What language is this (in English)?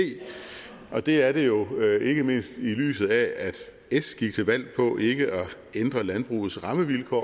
Danish